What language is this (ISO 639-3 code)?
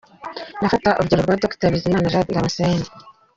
kin